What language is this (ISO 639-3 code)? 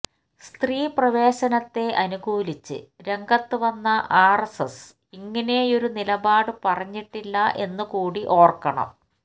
mal